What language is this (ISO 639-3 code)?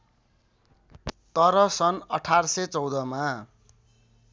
nep